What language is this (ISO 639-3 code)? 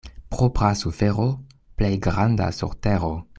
epo